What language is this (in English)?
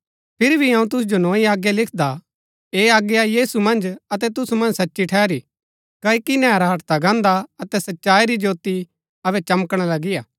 Gaddi